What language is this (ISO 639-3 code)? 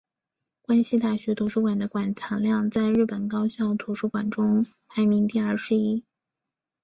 zho